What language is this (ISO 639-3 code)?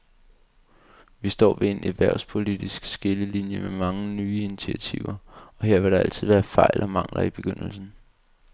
dan